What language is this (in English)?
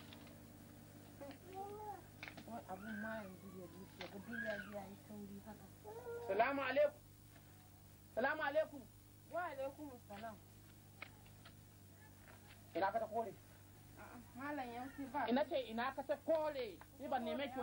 Arabic